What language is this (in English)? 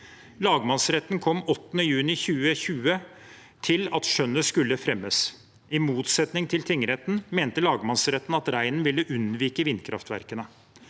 Norwegian